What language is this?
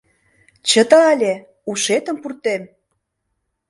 Mari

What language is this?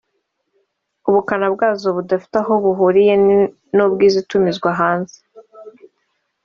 Kinyarwanda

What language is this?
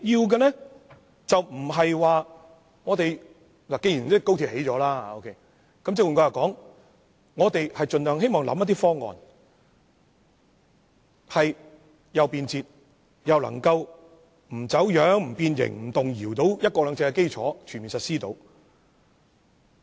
Cantonese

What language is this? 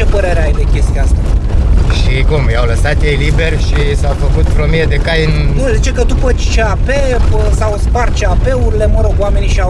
Romanian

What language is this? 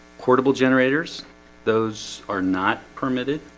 English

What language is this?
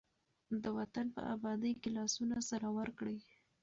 Pashto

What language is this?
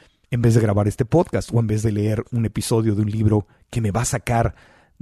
Spanish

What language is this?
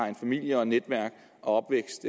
Danish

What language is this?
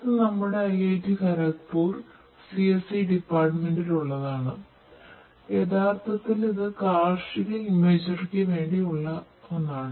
Malayalam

